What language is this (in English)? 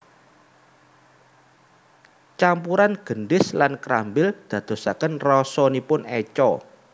Javanese